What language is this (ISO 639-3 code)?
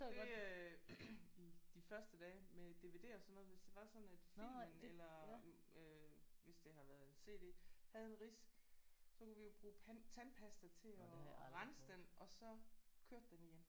dan